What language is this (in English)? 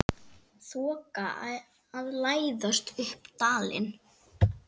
Icelandic